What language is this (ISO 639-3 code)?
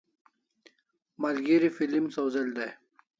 kls